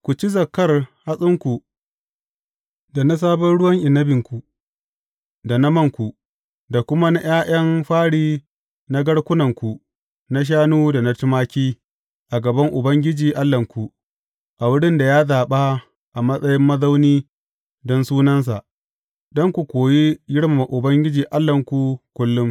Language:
Hausa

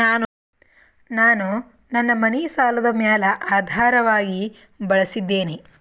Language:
Kannada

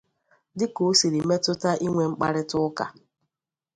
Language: Igbo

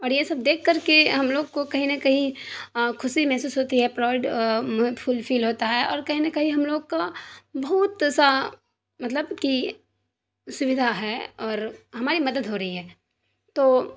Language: Urdu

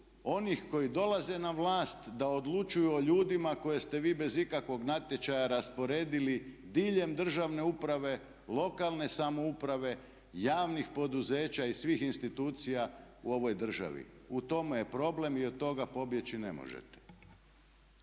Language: Croatian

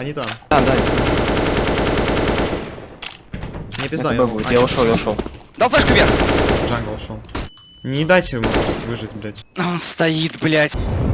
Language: Russian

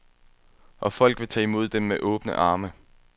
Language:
Danish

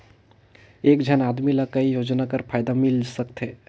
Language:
Chhattisgarhi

